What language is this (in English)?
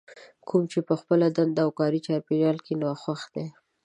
Pashto